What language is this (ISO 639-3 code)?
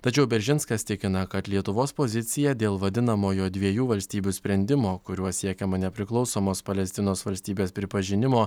lit